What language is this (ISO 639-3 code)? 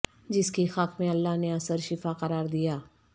urd